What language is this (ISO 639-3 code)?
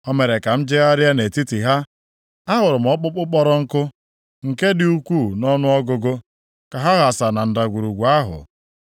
ibo